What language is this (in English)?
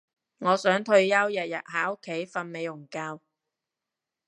Cantonese